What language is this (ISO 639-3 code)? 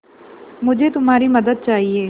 hin